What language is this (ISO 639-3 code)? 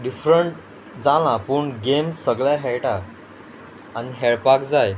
kok